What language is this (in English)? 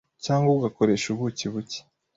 Kinyarwanda